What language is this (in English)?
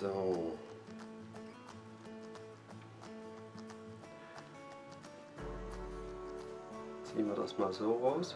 German